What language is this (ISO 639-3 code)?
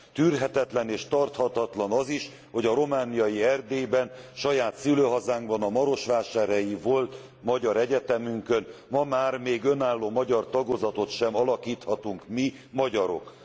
hun